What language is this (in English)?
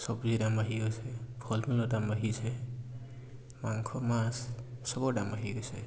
Assamese